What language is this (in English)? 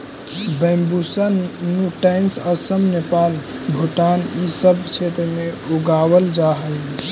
Magahi